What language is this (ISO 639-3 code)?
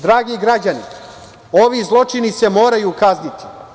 srp